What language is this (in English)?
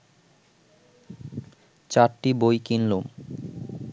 Bangla